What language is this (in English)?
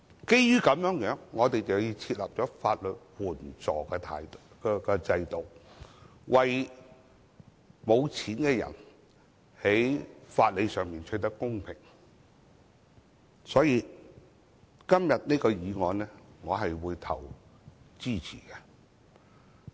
Cantonese